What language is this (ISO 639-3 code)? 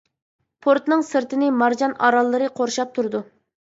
uig